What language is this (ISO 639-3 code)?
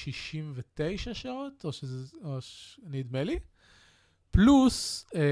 heb